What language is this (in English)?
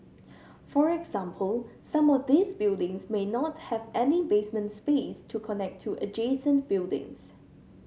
English